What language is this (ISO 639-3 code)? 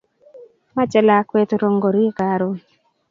kln